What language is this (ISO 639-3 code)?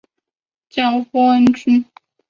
zho